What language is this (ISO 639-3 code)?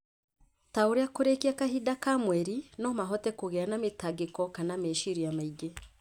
kik